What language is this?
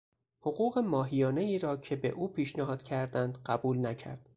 Persian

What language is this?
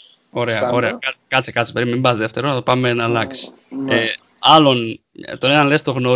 Greek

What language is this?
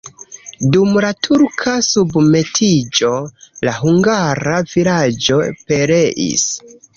Esperanto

